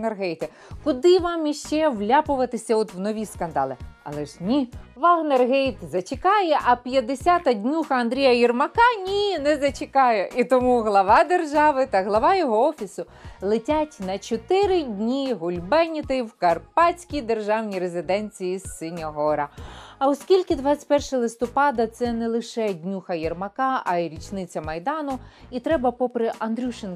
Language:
Ukrainian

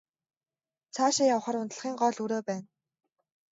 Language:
Mongolian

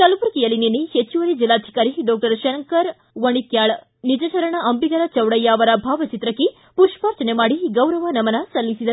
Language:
Kannada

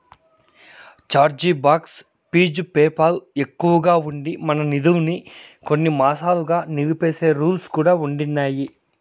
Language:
Telugu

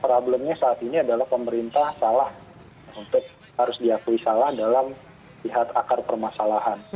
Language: Indonesian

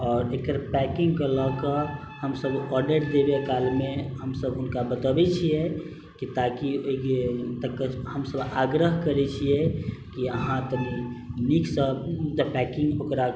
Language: Maithili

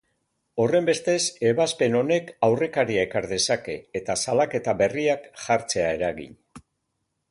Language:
Basque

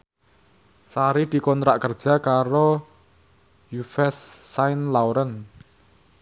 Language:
Javanese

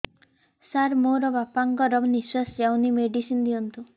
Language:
Odia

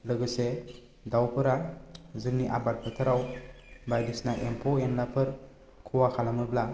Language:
Bodo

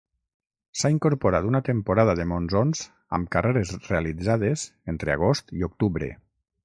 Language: Catalan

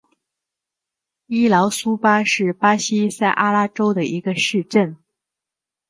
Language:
Chinese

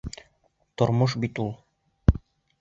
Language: Bashkir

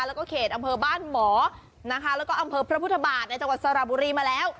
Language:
Thai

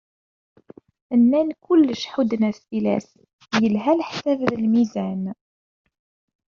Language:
Kabyle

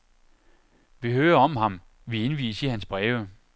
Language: Danish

